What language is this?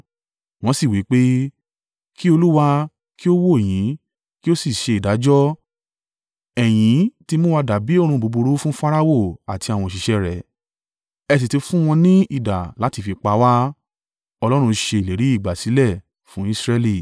Yoruba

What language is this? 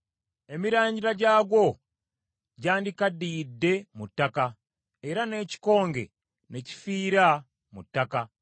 Ganda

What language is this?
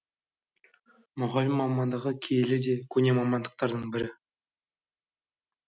Kazakh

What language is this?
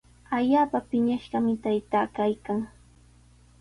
Sihuas Ancash Quechua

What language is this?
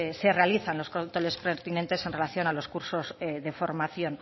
Spanish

